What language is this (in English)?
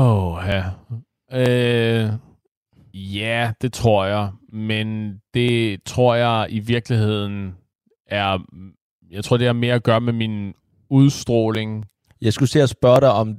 Danish